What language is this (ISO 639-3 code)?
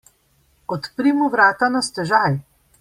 slv